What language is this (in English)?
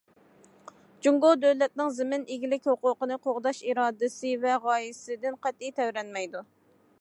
Uyghur